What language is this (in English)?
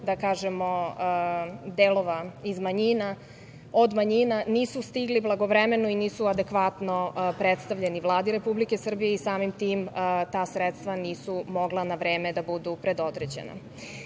Serbian